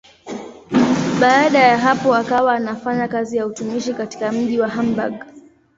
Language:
Swahili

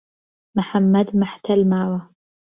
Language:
Central Kurdish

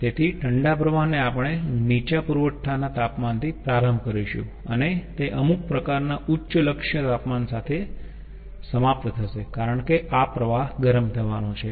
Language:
Gujarati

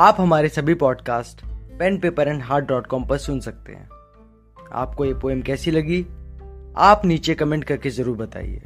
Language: Hindi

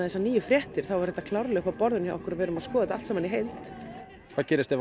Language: Icelandic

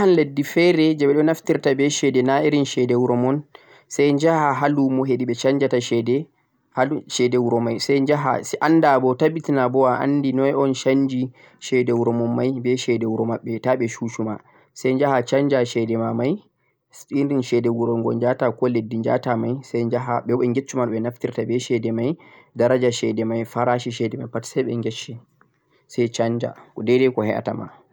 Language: Central-Eastern Niger Fulfulde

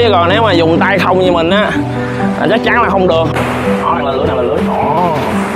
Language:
Vietnamese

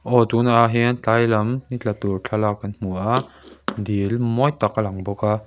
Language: Mizo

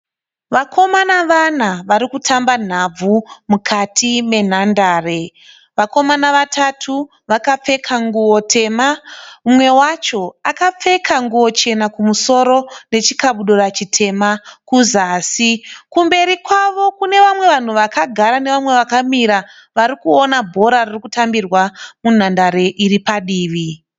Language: Shona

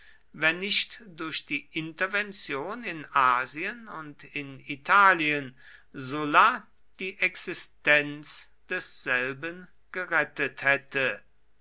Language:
German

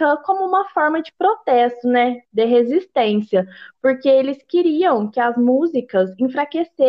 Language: Portuguese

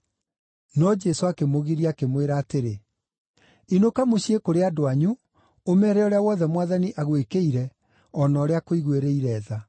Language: Kikuyu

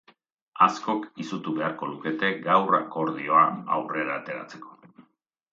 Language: Basque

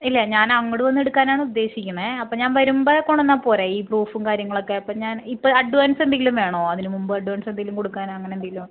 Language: Malayalam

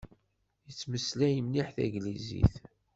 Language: Kabyle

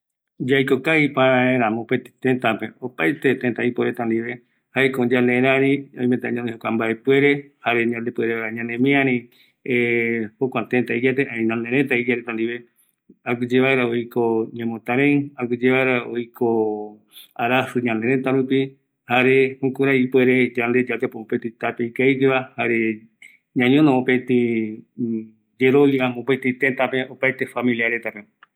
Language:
Eastern Bolivian Guaraní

